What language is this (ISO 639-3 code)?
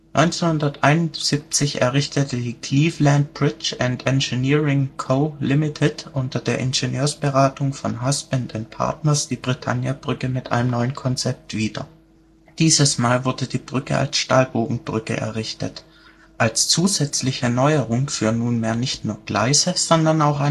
deu